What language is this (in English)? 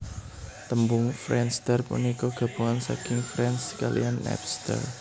Javanese